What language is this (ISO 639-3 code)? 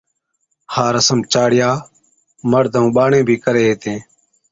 odk